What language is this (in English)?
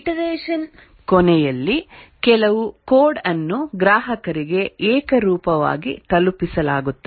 Kannada